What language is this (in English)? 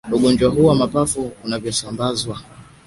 Swahili